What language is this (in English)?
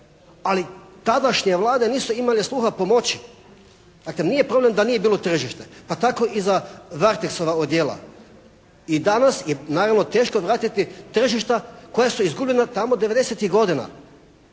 Croatian